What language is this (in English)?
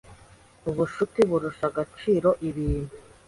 Kinyarwanda